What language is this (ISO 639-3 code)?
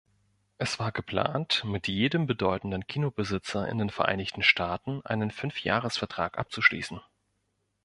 deu